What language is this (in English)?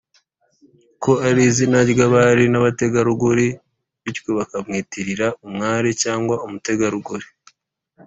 Kinyarwanda